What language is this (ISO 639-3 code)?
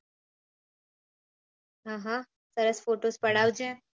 guj